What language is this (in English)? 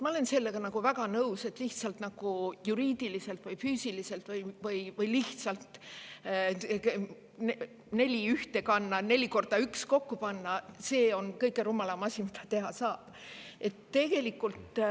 Estonian